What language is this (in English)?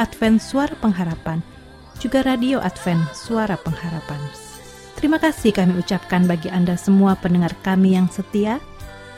Indonesian